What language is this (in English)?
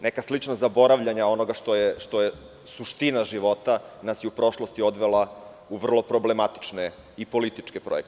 Serbian